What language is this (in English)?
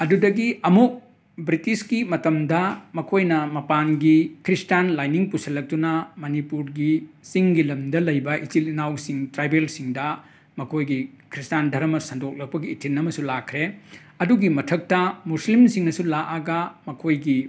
Manipuri